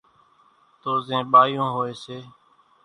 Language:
Kachi Koli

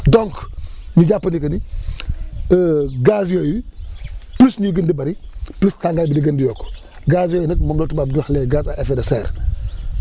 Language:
Wolof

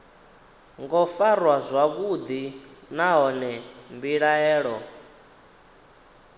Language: Venda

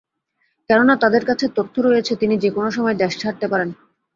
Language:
Bangla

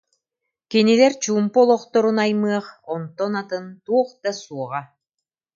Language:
Yakut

